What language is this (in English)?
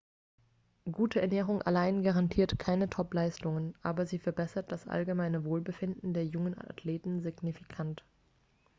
German